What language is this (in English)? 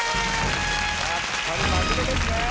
Japanese